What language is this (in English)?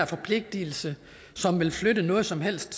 Danish